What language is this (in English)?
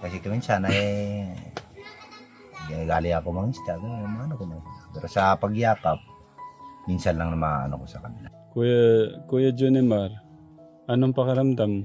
Filipino